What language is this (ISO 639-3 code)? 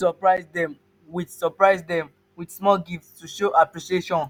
pcm